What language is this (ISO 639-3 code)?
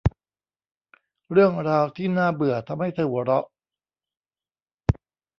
tha